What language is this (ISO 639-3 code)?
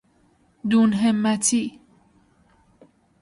fas